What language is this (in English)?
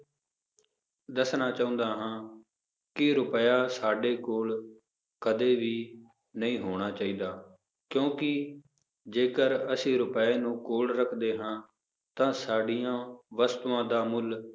Punjabi